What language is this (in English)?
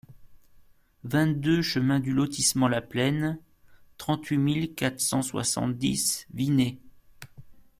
French